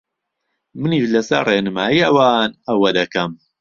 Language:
Central Kurdish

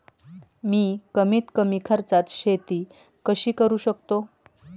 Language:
Marathi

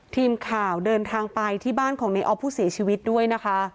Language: Thai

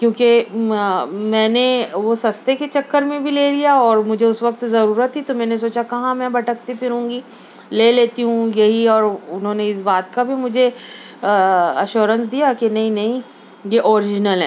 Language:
Urdu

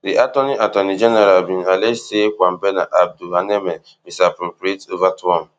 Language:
Nigerian Pidgin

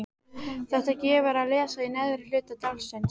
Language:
Icelandic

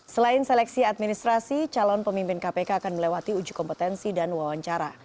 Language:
Indonesian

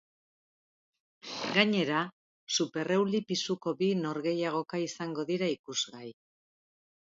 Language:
Basque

